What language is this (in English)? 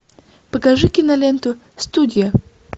Russian